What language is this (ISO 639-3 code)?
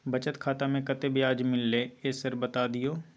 mai